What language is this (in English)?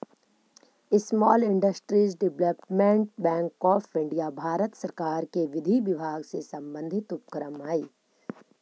Magahi